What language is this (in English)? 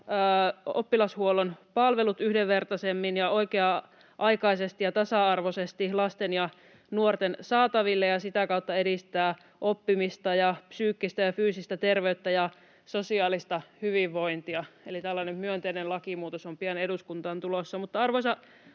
Finnish